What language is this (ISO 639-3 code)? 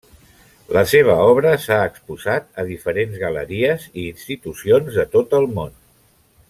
cat